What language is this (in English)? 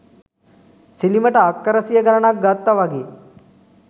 Sinhala